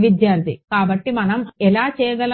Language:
Telugu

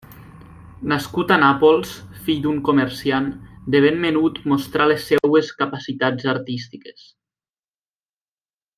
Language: Catalan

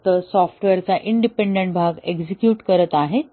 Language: Marathi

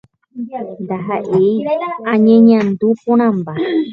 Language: Guarani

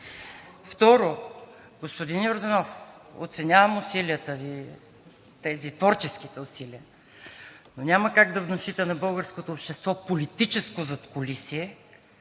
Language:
Bulgarian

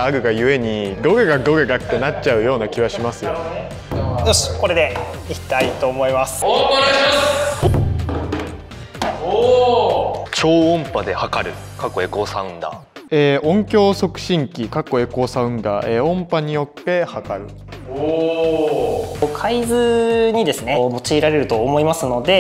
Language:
Japanese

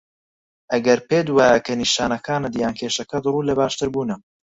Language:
Central Kurdish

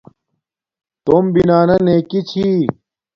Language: Domaaki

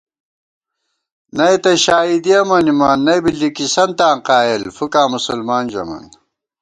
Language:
Gawar-Bati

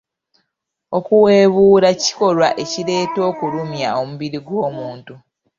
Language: Ganda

